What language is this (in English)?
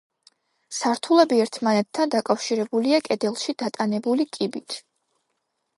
Georgian